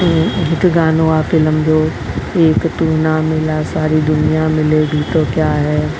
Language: Sindhi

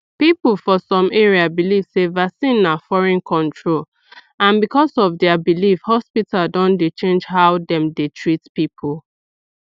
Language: Nigerian Pidgin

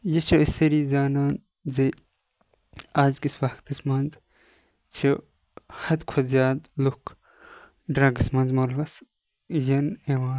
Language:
Kashmiri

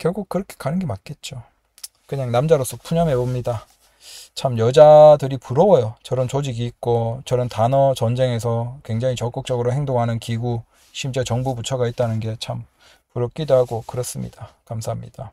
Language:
Korean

